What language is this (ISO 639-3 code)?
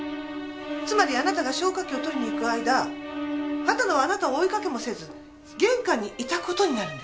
jpn